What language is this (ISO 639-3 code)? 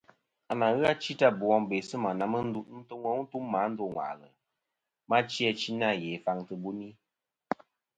bkm